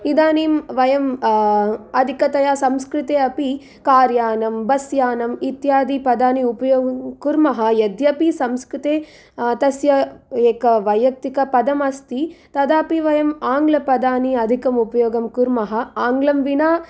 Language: Sanskrit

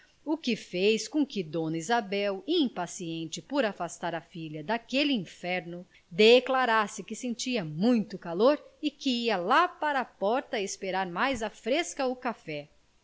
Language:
Portuguese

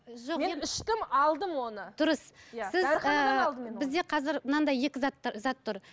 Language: Kazakh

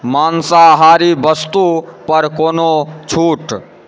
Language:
Maithili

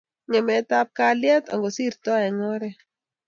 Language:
Kalenjin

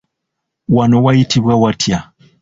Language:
Ganda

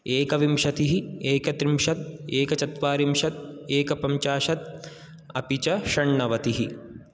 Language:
Sanskrit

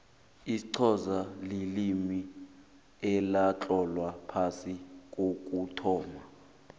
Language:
South Ndebele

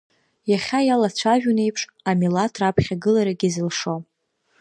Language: Abkhazian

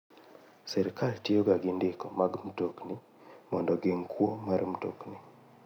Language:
Luo (Kenya and Tanzania)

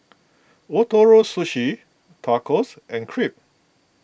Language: English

